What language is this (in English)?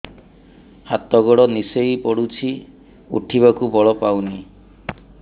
Odia